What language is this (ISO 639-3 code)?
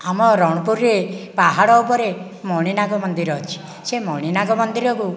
ori